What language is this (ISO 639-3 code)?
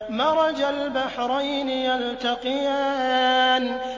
ara